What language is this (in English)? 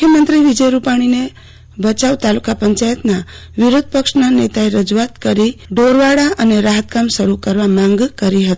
Gujarati